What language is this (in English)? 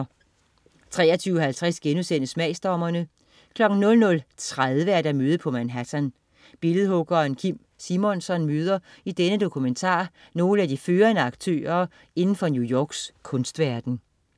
Danish